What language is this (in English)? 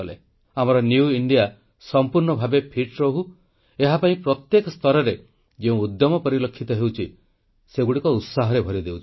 Odia